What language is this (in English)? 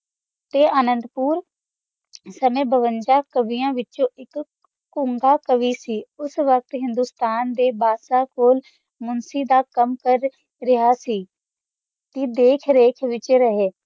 Punjabi